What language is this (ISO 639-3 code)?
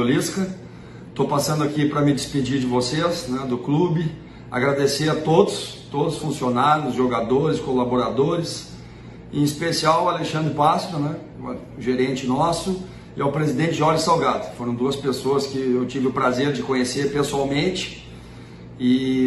por